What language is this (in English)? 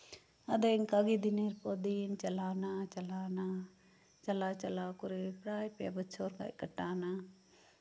Santali